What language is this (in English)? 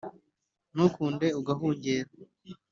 Kinyarwanda